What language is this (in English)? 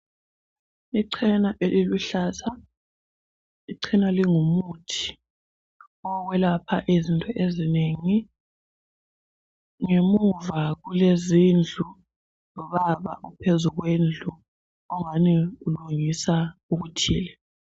North Ndebele